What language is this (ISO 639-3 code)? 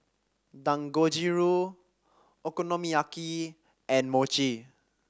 eng